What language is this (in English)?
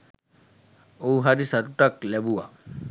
Sinhala